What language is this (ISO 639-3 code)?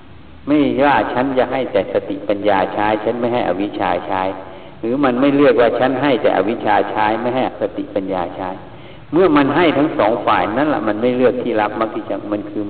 tha